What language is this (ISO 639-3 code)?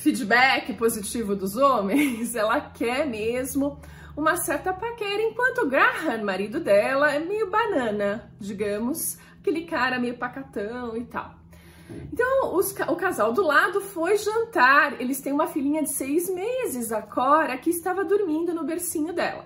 por